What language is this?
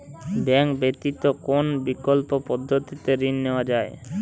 Bangla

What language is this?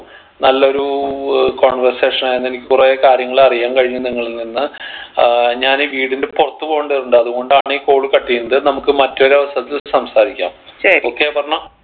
Malayalam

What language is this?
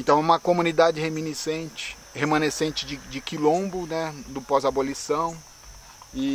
Portuguese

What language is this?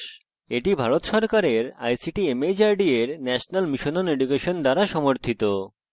Bangla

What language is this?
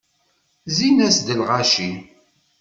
Kabyle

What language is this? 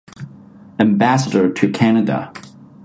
English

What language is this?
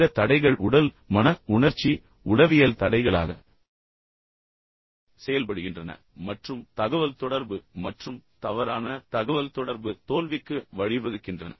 Tamil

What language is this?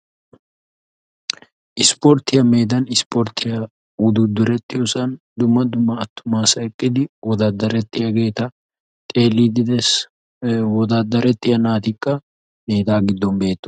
Wolaytta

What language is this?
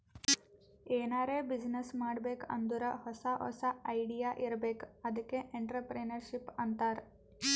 Kannada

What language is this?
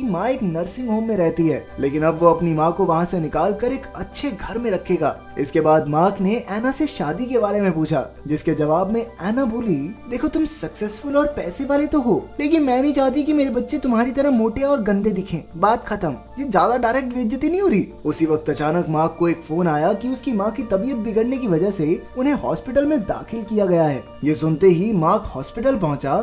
Hindi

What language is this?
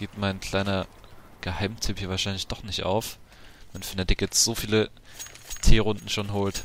German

